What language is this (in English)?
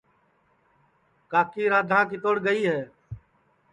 Sansi